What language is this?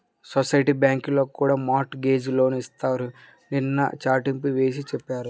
Telugu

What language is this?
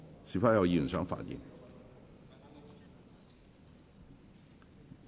Cantonese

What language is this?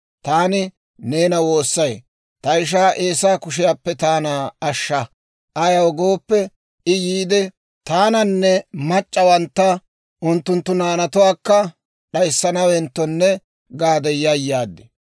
Dawro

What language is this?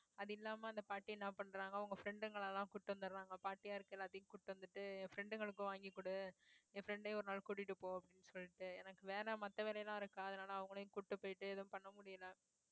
Tamil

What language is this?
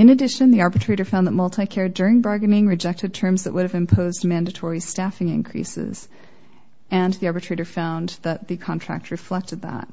English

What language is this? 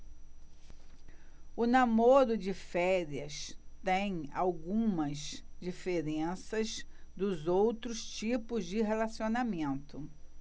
Portuguese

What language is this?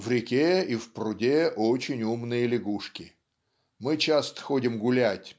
Russian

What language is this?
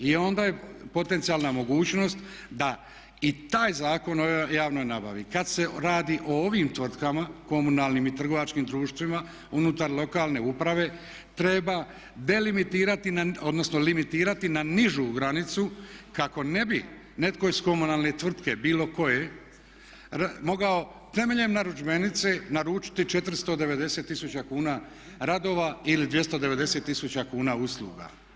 Croatian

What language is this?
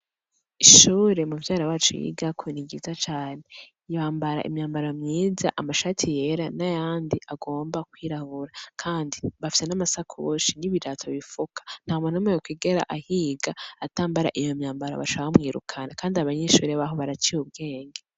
Rundi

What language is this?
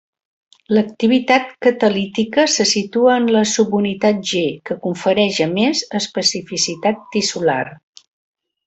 Catalan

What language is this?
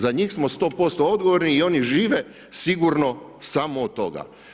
Croatian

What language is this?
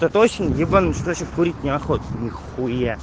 Russian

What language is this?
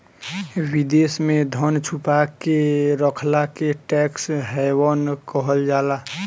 Bhojpuri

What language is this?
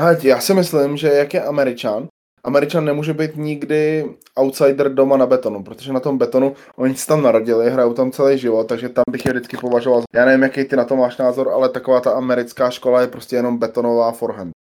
Czech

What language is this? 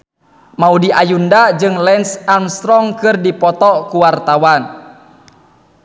Sundanese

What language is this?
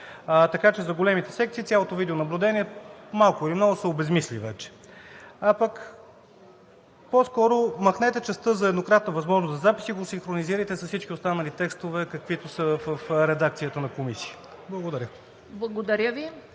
Bulgarian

